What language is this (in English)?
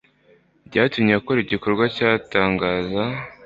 Kinyarwanda